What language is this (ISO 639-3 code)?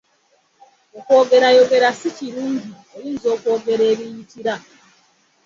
lug